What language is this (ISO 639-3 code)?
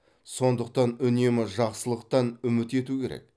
kaz